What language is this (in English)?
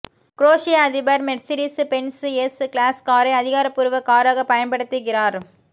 Tamil